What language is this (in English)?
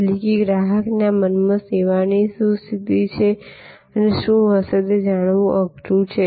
Gujarati